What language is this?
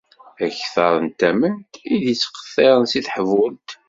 Kabyle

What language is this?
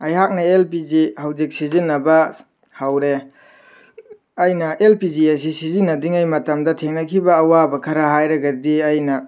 Manipuri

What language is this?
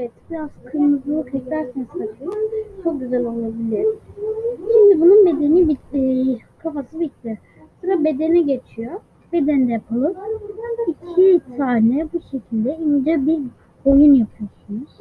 Turkish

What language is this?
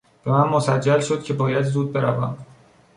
Persian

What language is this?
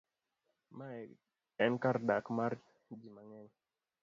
Luo (Kenya and Tanzania)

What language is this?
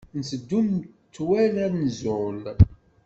Kabyle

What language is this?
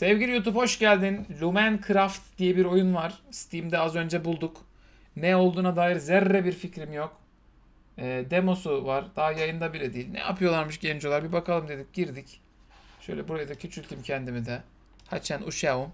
Turkish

